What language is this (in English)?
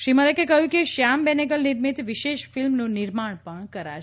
Gujarati